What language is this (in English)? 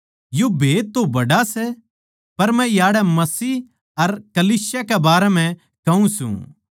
Haryanvi